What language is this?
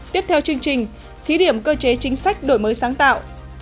Vietnamese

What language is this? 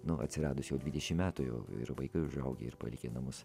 Lithuanian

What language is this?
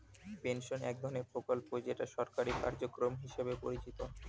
Bangla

